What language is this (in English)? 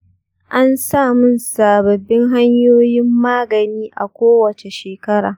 Hausa